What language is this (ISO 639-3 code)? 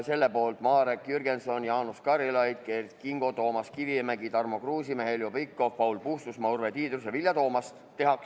est